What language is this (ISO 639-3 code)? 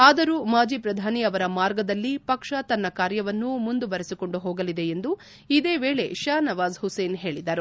kan